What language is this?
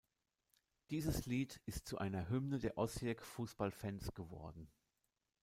German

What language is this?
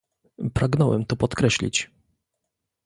Polish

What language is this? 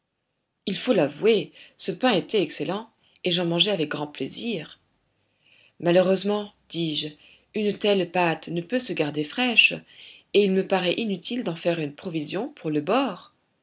French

